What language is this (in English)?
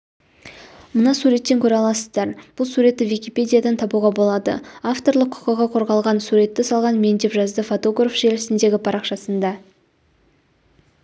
Kazakh